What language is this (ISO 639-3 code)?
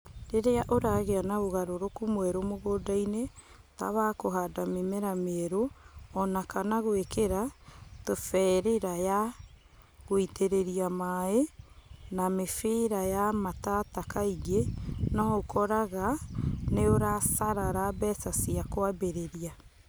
kik